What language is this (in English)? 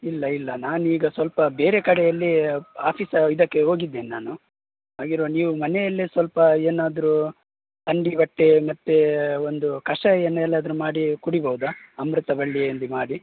Kannada